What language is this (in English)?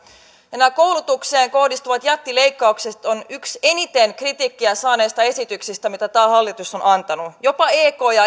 Finnish